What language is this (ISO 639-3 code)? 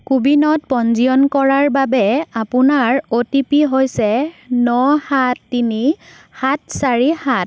asm